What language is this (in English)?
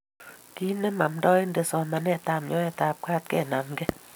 Kalenjin